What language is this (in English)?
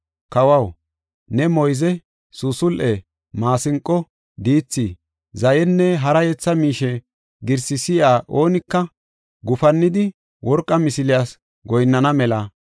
Gofa